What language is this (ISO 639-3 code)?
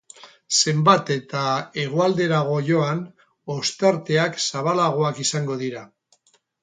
eus